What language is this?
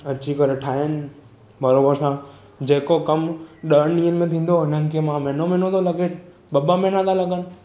Sindhi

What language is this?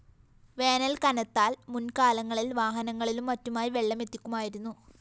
Malayalam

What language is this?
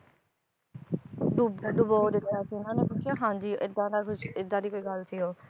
Punjabi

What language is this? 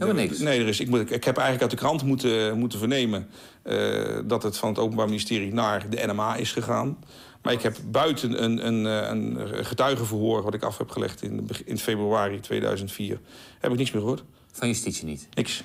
Dutch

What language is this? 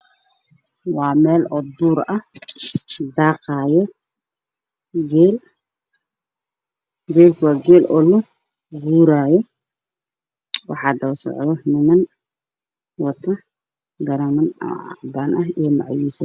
Somali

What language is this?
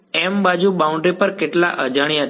Gujarati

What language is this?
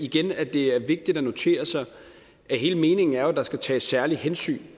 Danish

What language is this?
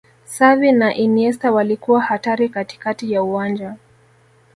Swahili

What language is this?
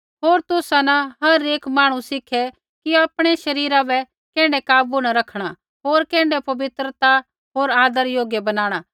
Kullu Pahari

